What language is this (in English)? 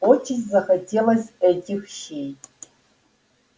Russian